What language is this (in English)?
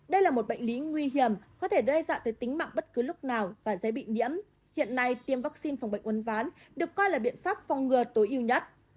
Vietnamese